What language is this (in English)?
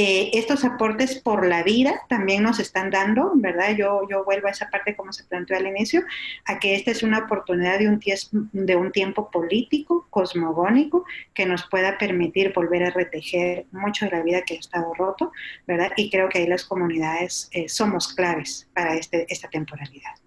Spanish